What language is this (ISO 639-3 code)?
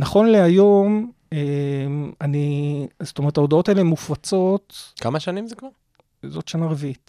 heb